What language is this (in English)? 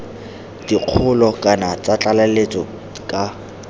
Tswana